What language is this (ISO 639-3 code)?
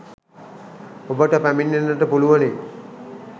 sin